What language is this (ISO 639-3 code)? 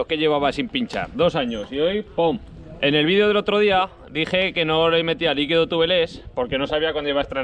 spa